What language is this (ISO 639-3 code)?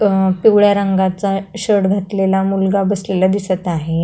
mar